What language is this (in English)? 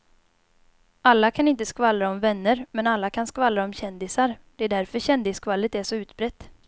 Swedish